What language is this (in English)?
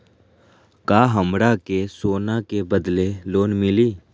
Magahi